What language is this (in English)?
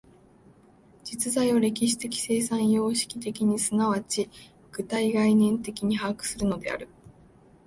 Japanese